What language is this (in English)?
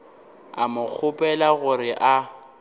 Northern Sotho